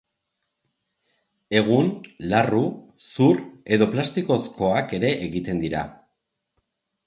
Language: Basque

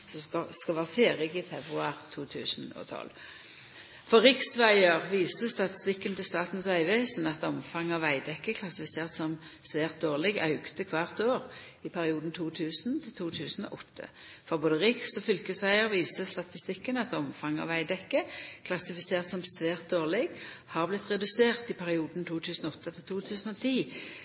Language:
Norwegian Nynorsk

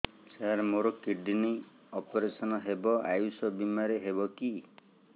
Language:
Odia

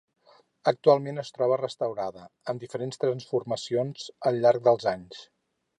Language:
Catalan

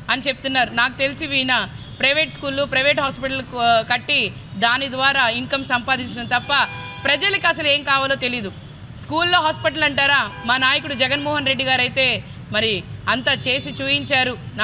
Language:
Telugu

